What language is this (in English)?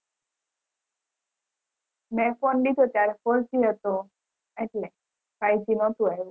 Gujarati